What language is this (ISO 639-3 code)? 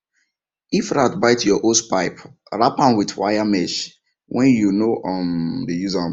pcm